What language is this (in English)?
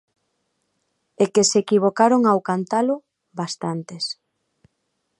Galician